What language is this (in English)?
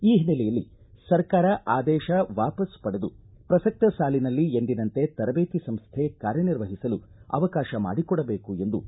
Kannada